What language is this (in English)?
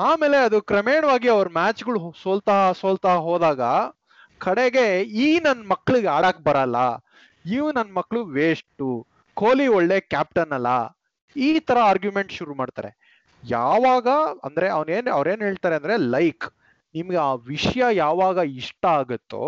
Kannada